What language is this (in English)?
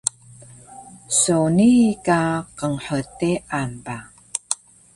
Taroko